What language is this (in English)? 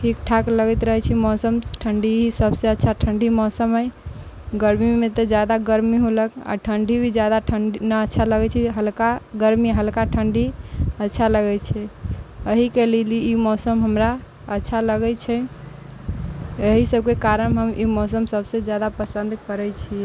Maithili